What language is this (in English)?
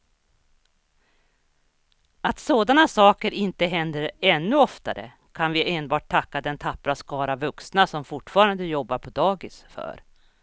Swedish